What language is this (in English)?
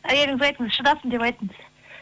Kazakh